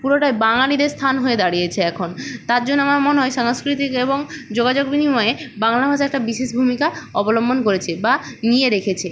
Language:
Bangla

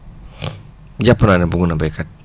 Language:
Wolof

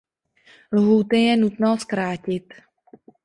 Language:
Czech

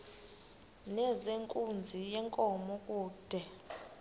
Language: Xhosa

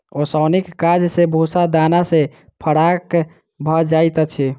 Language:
Maithili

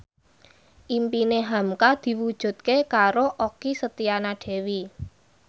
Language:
Javanese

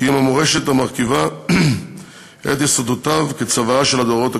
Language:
Hebrew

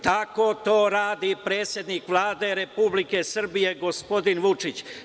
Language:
Serbian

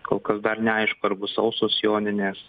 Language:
Lithuanian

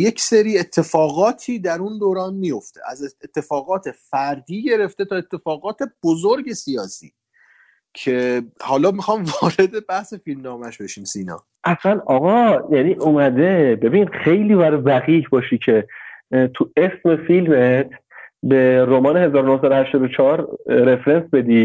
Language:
Persian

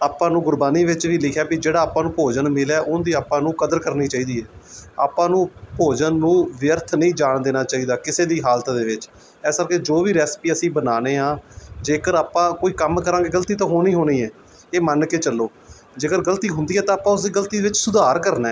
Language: Punjabi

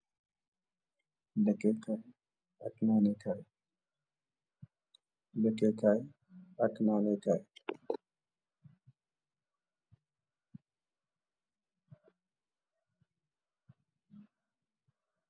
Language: Wolof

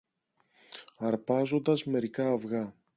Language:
Greek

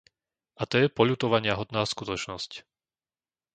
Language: Slovak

